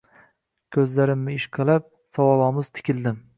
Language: Uzbek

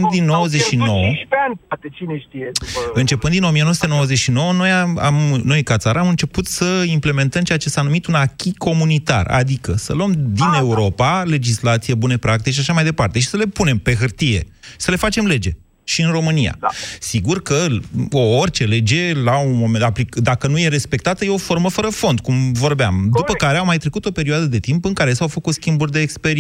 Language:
Romanian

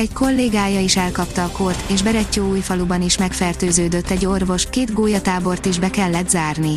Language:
Hungarian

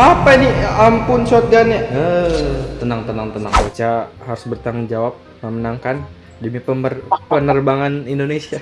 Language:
Indonesian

